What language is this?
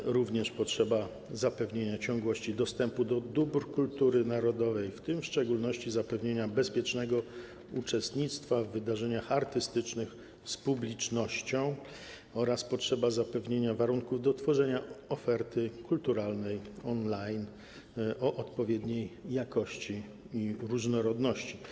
Polish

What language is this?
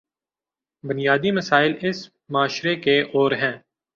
Urdu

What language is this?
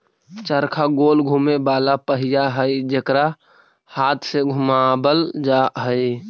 Magahi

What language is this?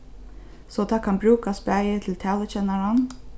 Faroese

